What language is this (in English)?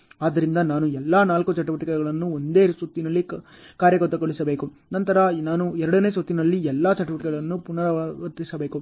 Kannada